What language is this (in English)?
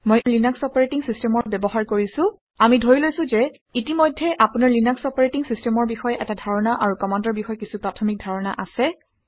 Assamese